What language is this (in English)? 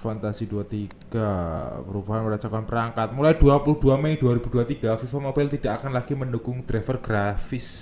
Indonesian